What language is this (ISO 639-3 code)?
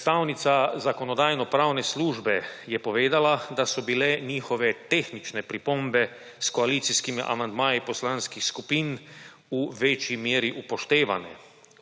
slv